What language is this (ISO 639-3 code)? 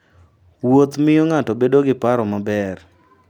luo